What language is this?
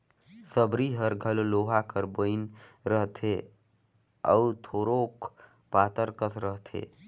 Chhattisgarhi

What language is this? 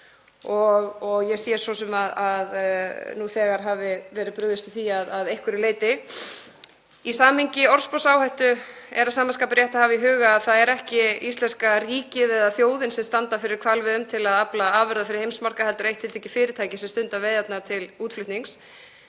Icelandic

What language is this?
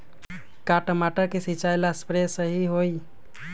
Magahi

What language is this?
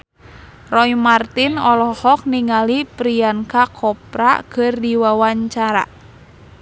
Sundanese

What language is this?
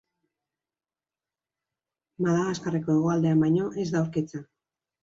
Basque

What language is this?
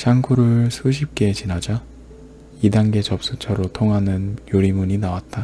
Korean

